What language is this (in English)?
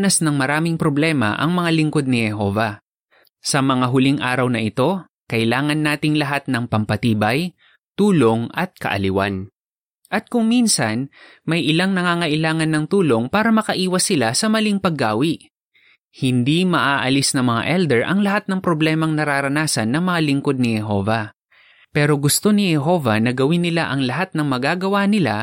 Filipino